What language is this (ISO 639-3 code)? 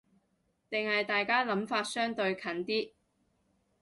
yue